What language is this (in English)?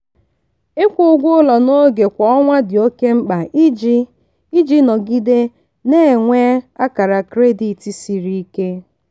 Igbo